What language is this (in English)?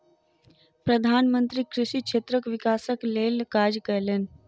Maithili